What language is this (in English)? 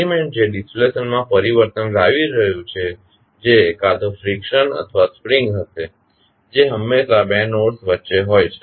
Gujarati